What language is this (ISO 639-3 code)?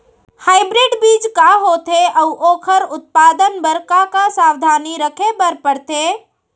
hne